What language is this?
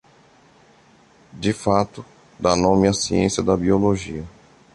Portuguese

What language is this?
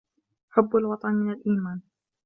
Arabic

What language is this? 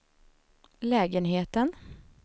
Swedish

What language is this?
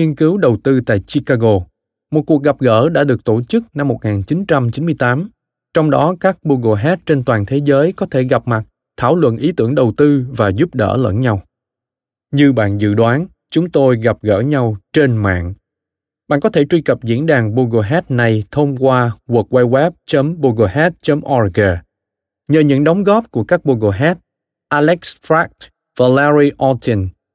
Vietnamese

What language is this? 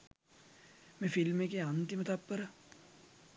Sinhala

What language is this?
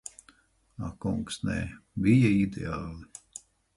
Latvian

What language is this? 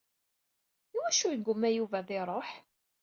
Kabyle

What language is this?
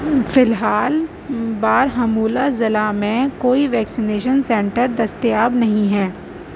Urdu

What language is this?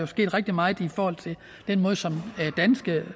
Danish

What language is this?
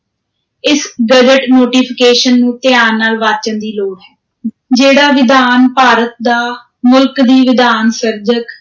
Punjabi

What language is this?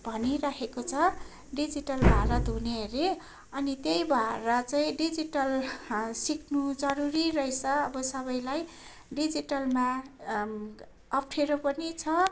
Nepali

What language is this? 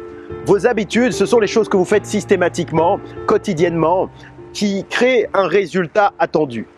French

